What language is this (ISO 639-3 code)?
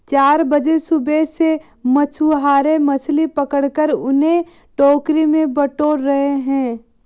hin